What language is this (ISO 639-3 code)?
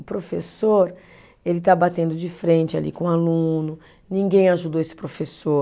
por